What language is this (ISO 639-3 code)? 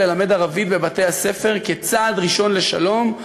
heb